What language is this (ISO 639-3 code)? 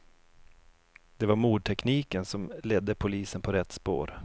swe